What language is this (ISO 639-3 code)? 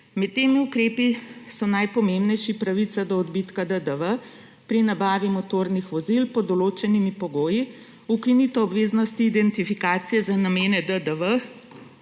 slv